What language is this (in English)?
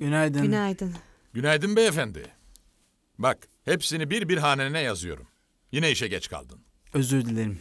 Turkish